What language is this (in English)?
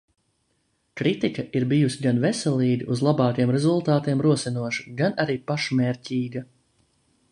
Latvian